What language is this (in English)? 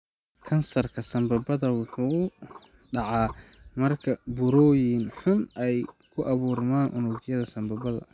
Somali